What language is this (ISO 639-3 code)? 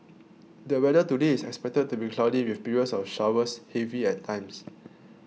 eng